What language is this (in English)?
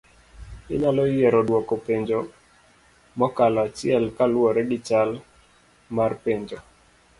Luo (Kenya and Tanzania)